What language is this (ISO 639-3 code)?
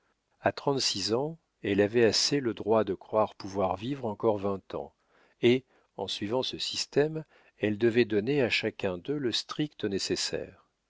fra